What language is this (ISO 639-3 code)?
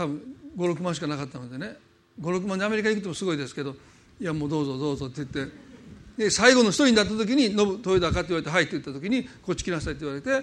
jpn